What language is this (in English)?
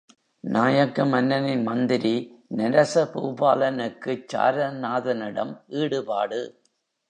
Tamil